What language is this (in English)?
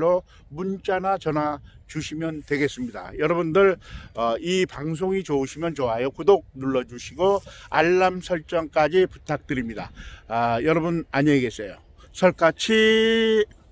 Korean